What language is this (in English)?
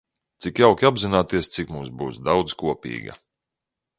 Latvian